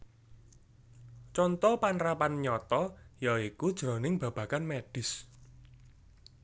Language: Javanese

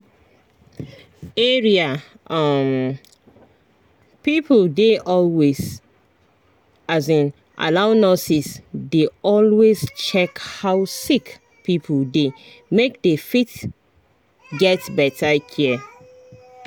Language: Nigerian Pidgin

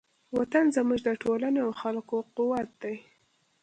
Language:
Pashto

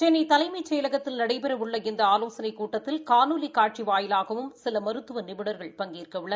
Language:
Tamil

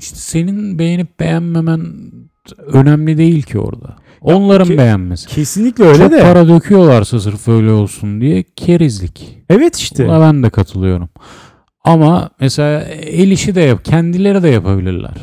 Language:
Turkish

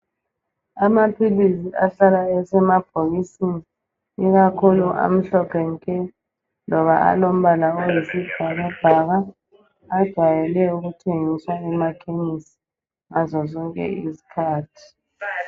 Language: North Ndebele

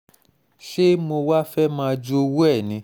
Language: Yoruba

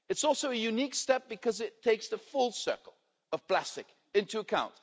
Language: English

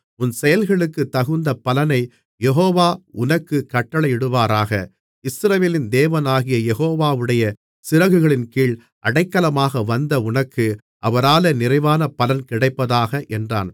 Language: Tamil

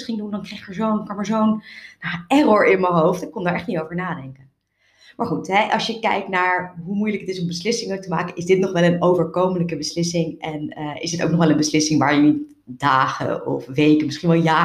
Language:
Dutch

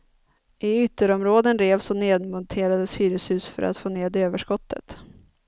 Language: Swedish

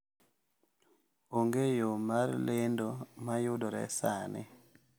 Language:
Luo (Kenya and Tanzania)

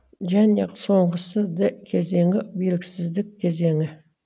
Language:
Kazakh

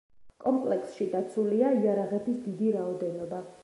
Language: Georgian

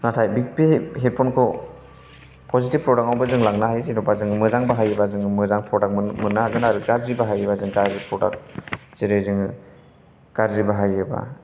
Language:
Bodo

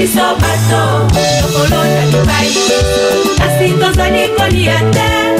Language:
Vietnamese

